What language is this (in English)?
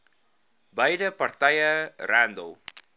Afrikaans